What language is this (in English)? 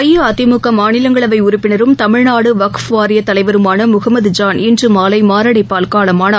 Tamil